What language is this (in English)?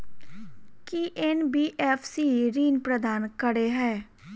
Maithili